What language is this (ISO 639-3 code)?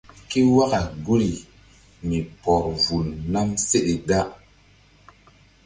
mdd